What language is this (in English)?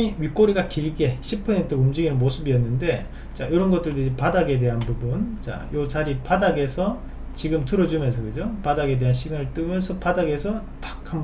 Korean